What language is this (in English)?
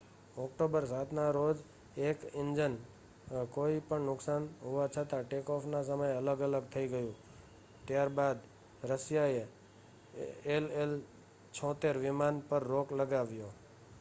Gujarati